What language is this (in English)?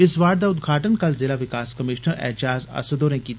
Dogri